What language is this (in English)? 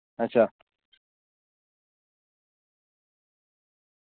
Dogri